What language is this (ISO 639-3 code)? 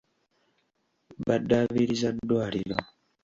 lug